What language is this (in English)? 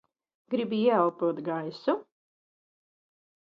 Latvian